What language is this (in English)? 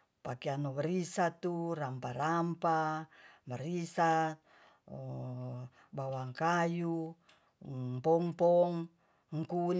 Tonsea